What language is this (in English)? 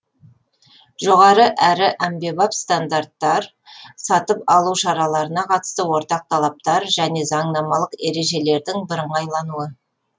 Kazakh